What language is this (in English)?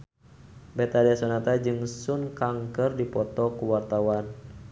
Sundanese